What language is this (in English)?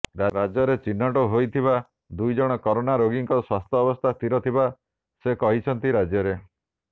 Odia